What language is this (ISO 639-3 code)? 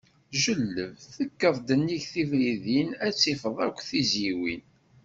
kab